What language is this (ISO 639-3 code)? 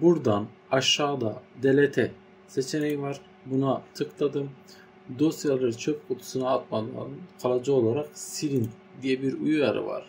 tur